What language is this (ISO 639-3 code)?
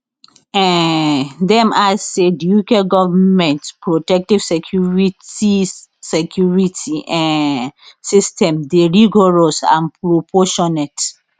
pcm